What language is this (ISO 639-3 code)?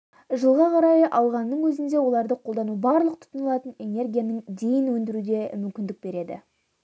kaz